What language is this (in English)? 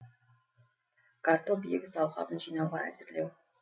Kazakh